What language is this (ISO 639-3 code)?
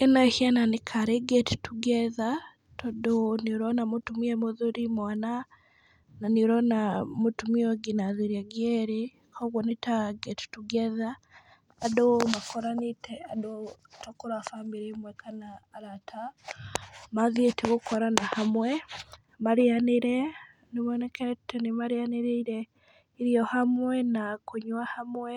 kik